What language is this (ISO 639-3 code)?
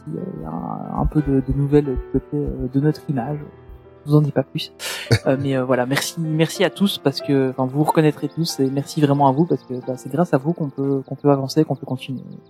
fra